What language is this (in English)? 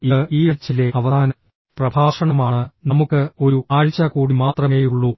Malayalam